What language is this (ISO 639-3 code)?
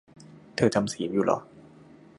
tha